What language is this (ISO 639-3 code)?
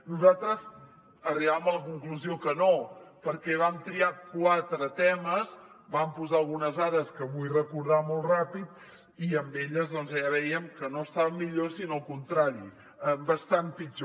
cat